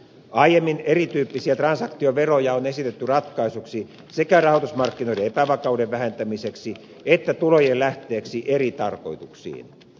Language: Finnish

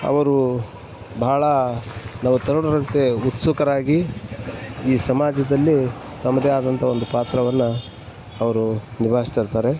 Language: Kannada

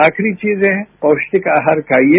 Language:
Hindi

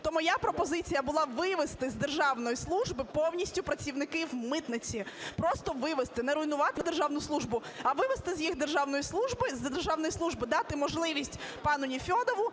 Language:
Ukrainian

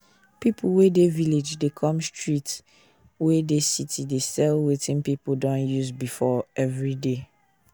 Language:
Nigerian Pidgin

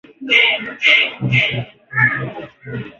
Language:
Swahili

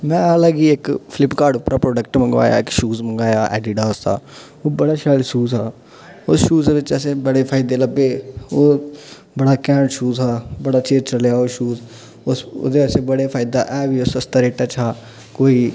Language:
Dogri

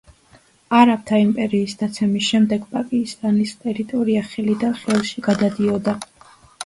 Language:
Georgian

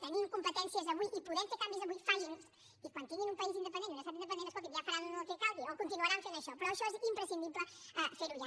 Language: Catalan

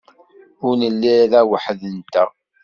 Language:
Kabyle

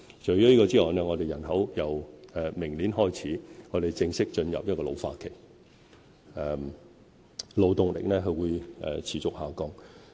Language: Cantonese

